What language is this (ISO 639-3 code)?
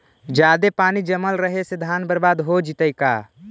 mag